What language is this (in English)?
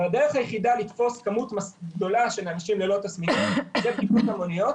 Hebrew